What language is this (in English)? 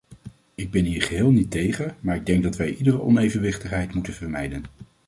Dutch